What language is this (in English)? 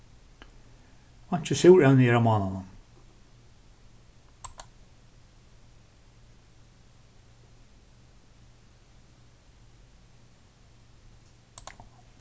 Faroese